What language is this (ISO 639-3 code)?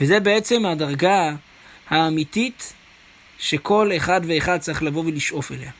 heb